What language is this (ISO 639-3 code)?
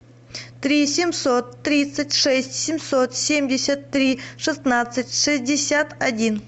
rus